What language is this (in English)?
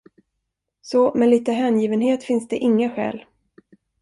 Swedish